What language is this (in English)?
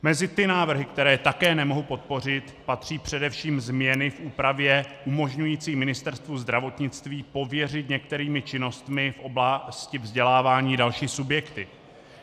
Czech